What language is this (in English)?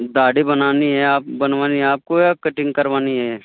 Urdu